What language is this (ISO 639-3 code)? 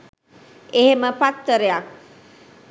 sin